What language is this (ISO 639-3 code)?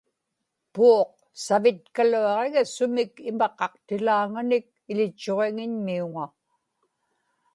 ipk